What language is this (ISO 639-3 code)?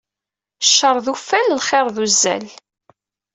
kab